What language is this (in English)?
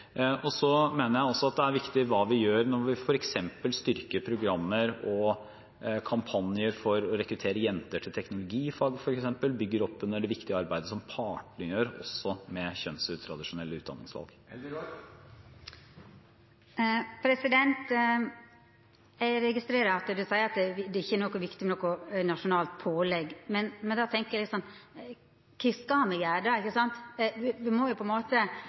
Norwegian